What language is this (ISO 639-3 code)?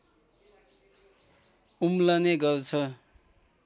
nep